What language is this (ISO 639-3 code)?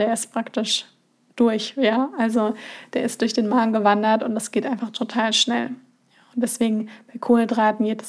deu